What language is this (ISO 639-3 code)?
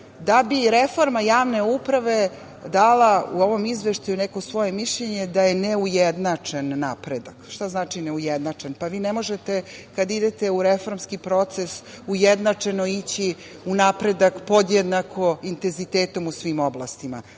srp